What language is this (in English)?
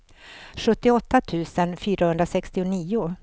Swedish